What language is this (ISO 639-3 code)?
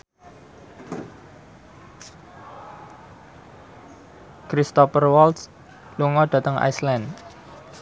jav